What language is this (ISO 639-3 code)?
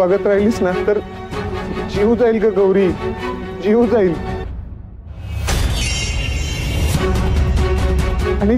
mar